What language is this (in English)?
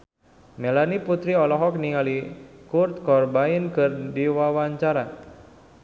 Sundanese